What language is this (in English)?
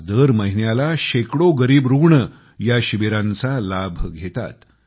Marathi